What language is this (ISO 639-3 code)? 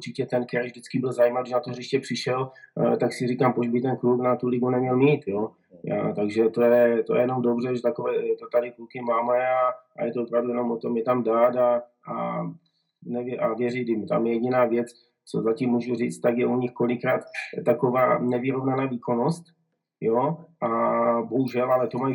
ces